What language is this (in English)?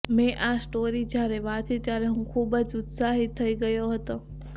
Gujarati